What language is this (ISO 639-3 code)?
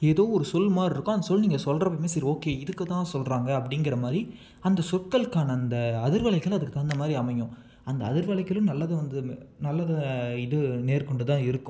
tam